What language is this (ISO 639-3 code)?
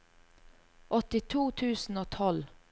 nor